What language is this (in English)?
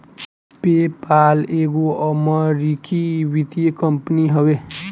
Bhojpuri